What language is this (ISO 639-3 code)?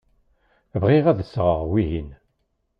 kab